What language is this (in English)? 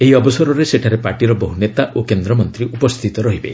Odia